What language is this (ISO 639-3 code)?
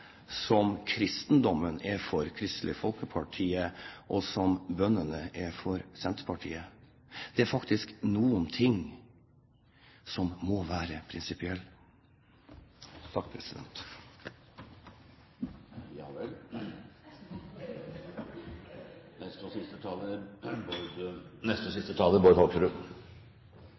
nor